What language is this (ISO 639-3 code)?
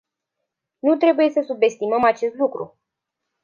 ron